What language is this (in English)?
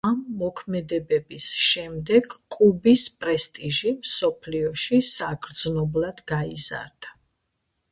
Georgian